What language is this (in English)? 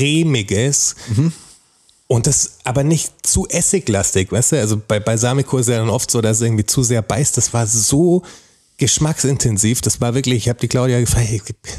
German